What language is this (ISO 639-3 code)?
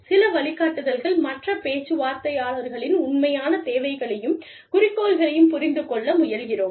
tam